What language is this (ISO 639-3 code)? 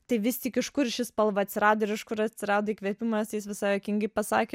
lit